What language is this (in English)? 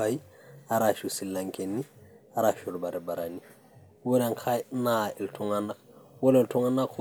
Masai